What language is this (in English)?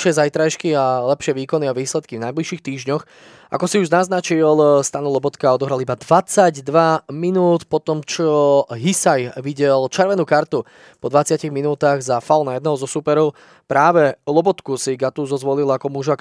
Slovak